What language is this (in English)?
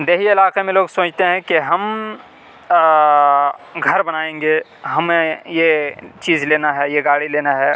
Urdu